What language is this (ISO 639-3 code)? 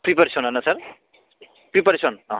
brx